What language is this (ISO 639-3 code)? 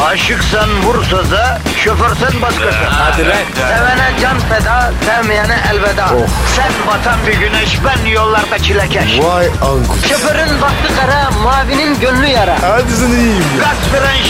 tur